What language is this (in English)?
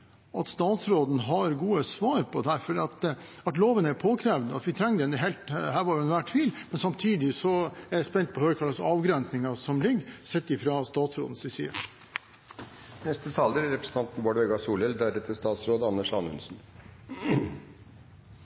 Norwegian